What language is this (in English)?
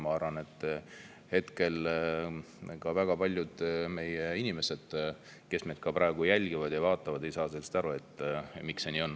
Estonian